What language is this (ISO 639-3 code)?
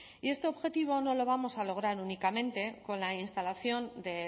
spa